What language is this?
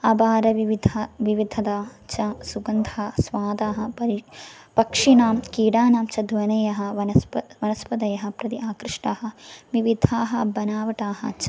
Sanskrit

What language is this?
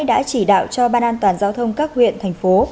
Vietnamese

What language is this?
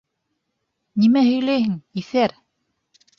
Bashkir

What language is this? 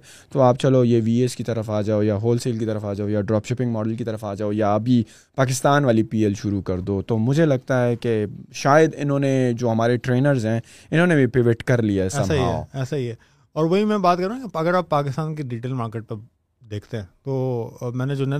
Urdu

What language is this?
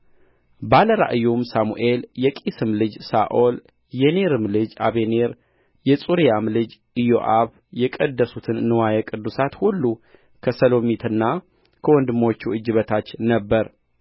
Amharic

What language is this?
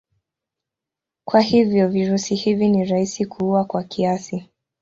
Swahili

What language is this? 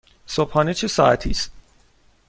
Persian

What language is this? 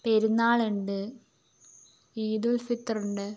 Malayalam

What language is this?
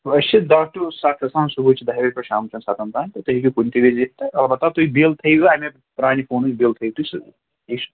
Kashmiri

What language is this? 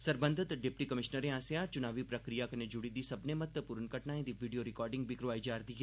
Dogri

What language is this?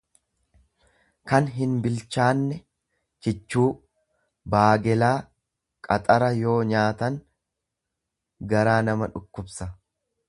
Oromo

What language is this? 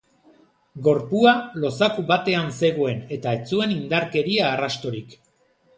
Basque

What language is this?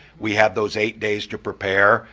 English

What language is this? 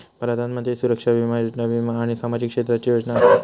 Marathi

